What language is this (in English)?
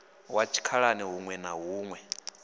Venda